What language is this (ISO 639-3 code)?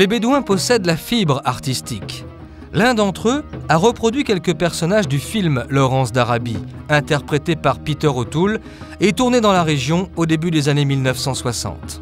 fra